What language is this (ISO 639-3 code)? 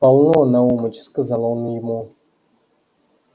rus